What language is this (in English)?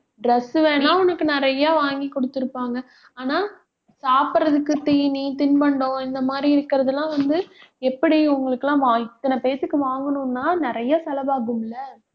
Tamil